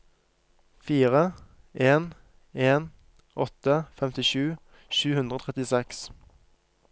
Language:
Norwegian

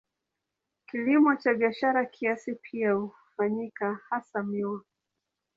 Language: Swahili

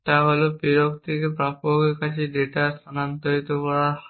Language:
Bangla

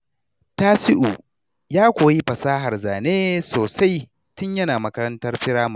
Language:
Hausa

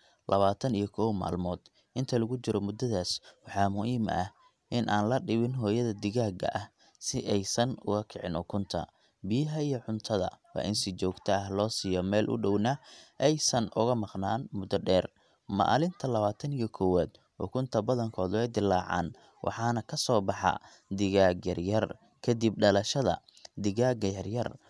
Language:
Somali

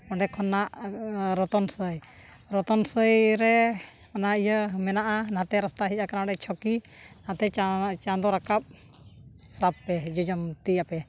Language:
Santali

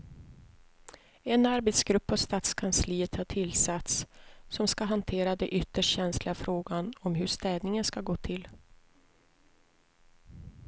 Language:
Swedish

